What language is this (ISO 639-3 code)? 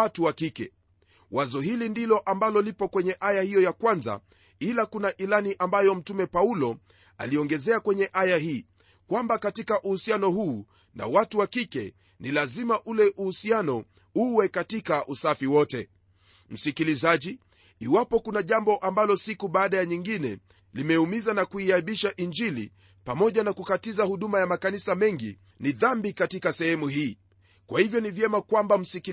swa